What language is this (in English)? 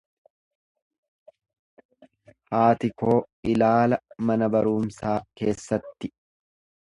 Oromo